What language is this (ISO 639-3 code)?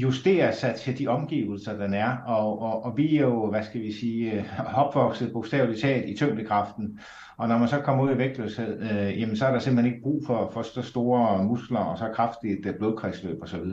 dan